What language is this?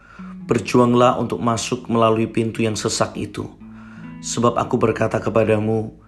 Indonesian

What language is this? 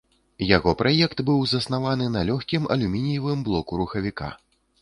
Belarusian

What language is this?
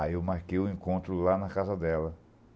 Portuguese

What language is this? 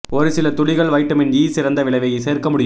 Tamil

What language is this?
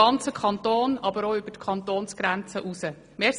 Swiss German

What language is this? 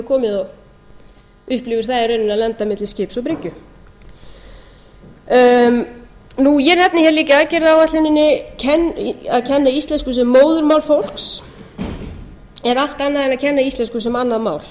Icelandic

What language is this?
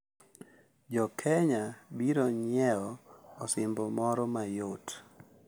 Luo (Kenya and Tanzania)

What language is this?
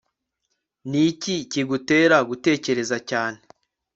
Kinyarwanda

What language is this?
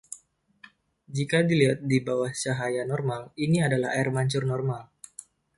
Indonesian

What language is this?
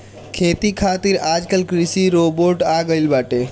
Bhojpuri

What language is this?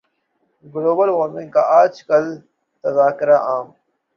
Urdu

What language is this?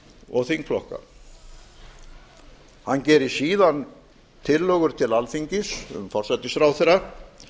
Icelandic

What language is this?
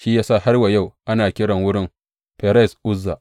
Hausa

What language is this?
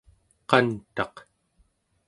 Central Yupik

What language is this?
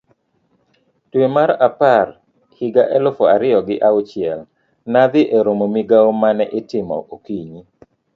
Luo (Kenya and Tanzania)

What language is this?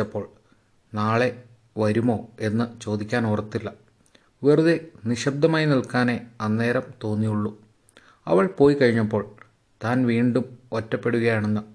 Malayalam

